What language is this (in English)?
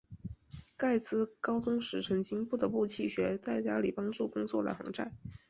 Chinese